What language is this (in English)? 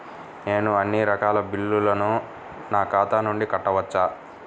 Telugu